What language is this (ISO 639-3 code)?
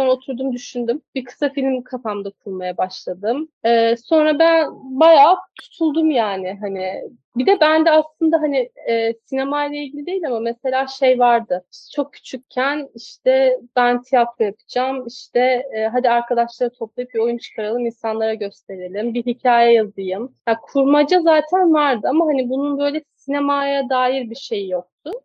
tur